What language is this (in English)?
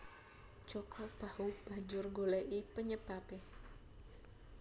Javanese